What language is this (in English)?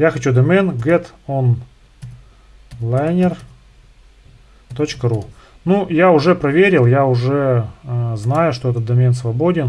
Russian